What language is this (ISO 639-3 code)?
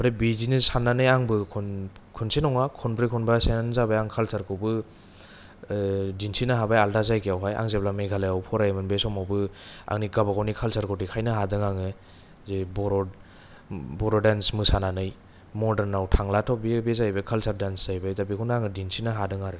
brx